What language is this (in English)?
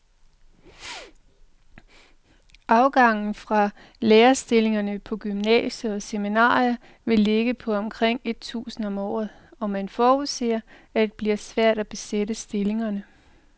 Danish